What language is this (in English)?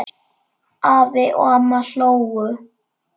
Icelandic